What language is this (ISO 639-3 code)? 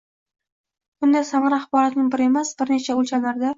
uzb